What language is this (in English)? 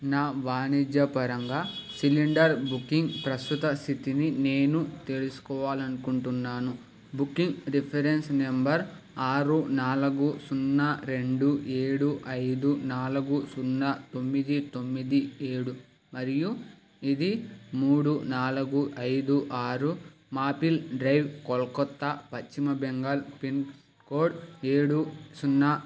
Telugu